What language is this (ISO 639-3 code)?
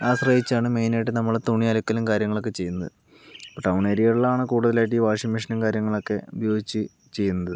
mal